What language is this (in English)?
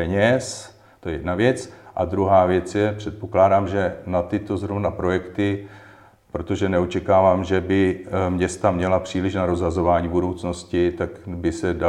Czech